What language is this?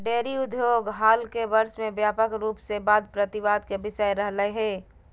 Magahi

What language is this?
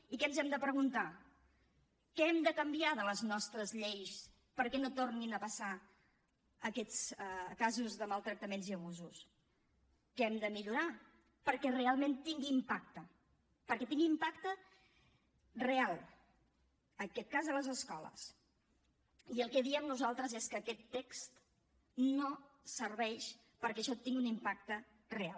Catalan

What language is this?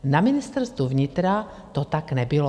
Czech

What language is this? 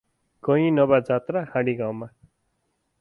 Nepali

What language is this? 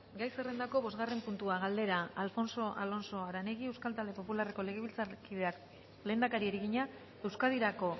Basque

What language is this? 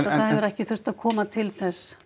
Icelandic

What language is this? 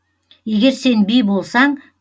Kazakh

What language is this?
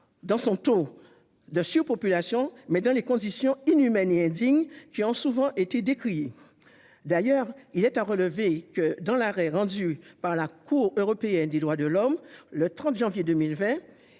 French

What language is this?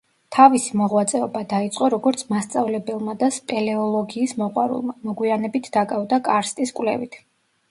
Georgian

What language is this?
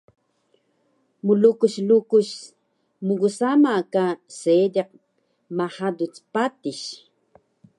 Taroko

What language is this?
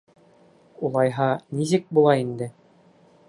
Bashkir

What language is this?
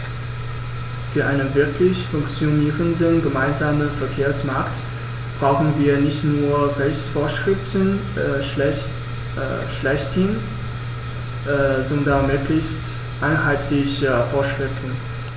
German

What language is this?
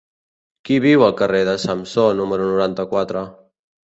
Catalan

